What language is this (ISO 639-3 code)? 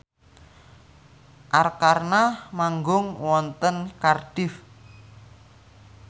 jav